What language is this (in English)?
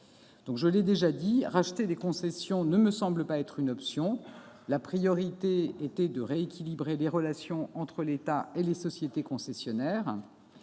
French